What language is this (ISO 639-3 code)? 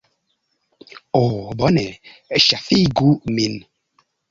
epo